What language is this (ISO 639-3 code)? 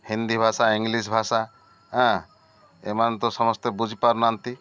ori